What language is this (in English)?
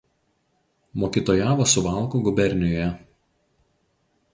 Lithuanian